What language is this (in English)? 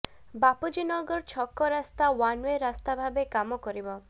Odia